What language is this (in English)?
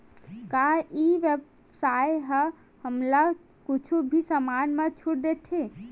Chhattisgarhi